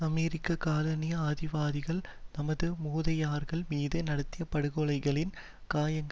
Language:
Tamil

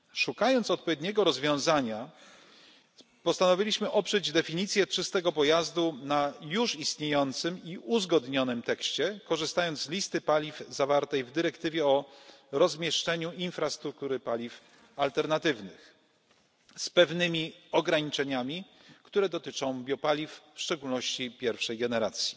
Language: Polish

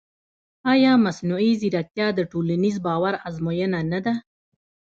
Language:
Pashto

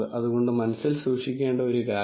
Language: Malayalam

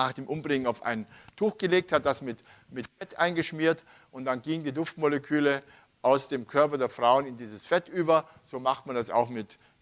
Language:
German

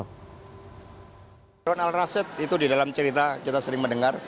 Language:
Indonesian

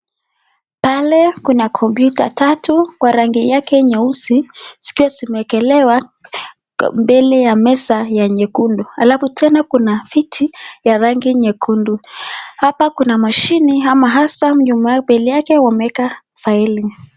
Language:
Swahili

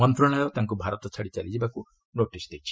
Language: Odia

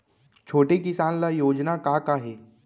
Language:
Chhattisgarhi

